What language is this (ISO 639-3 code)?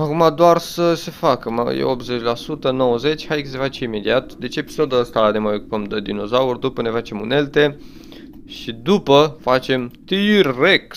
ron